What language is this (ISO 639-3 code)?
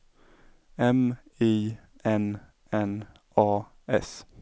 swe